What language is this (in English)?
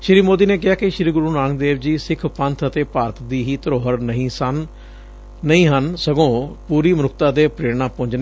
Punjabi